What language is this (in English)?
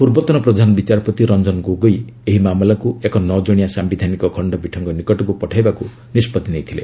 Odia